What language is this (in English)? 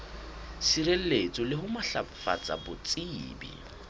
Southern Sotho